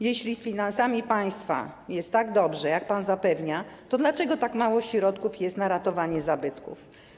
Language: Polish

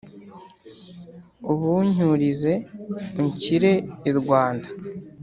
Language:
Kinyarwanda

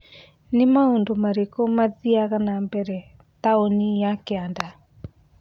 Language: Kikuyu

